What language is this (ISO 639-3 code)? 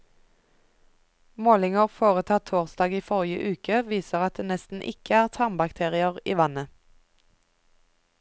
nor